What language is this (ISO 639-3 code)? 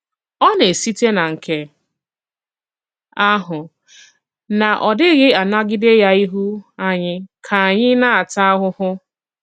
ibo